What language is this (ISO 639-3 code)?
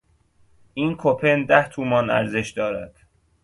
fas